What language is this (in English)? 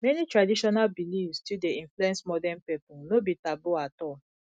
Nigerian Pidgin